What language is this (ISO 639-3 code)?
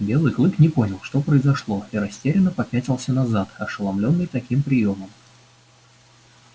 rus